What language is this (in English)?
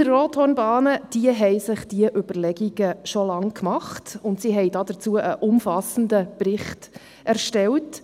Swiss German